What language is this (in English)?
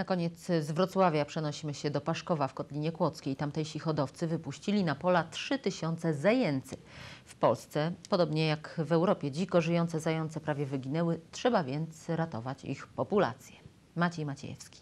Polish